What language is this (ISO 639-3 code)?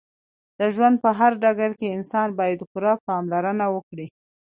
pus